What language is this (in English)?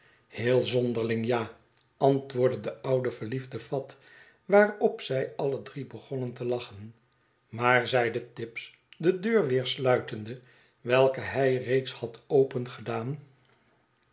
Dutch